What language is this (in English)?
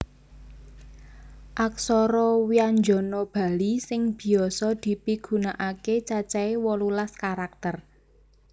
Javanese